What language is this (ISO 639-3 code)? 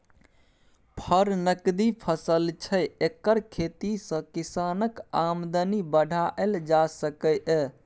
mai